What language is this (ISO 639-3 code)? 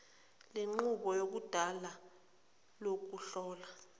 zul